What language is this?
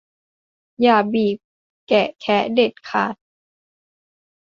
Thai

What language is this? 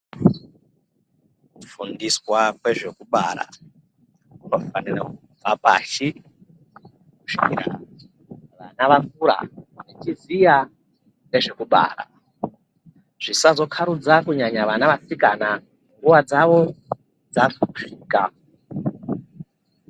Ndau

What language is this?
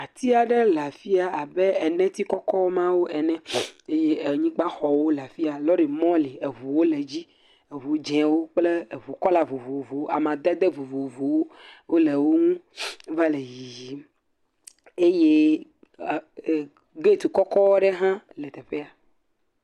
Ewe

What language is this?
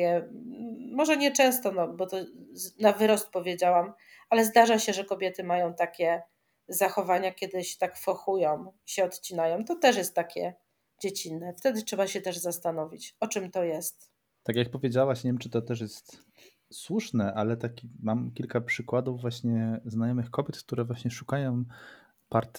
Polish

